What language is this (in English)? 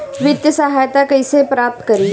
Bhojpuri